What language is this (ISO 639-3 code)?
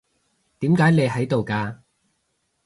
yue